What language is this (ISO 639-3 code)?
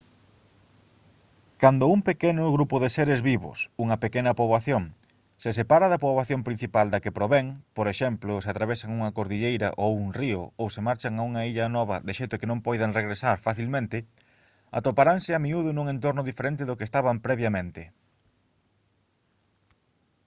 glg